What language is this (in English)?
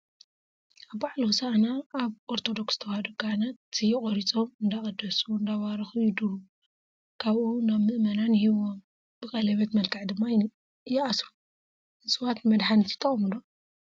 Tigrinya